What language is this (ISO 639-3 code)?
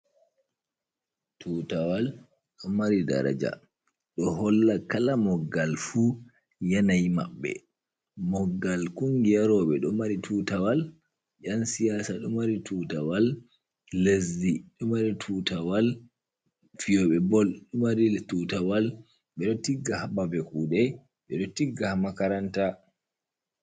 ful